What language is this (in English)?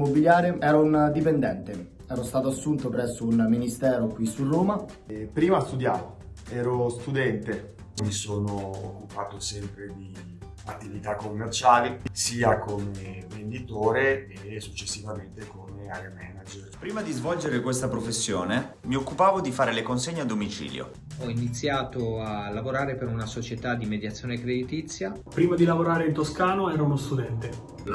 Italian